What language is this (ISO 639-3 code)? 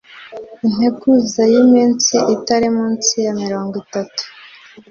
kin